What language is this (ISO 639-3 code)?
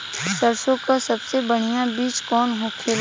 bho